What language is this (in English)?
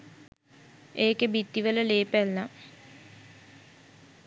Sinhala